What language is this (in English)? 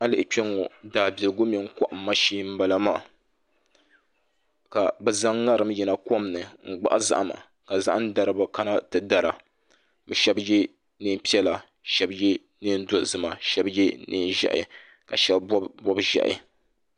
Dagbani